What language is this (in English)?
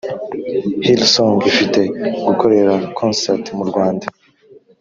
Kinyarwanda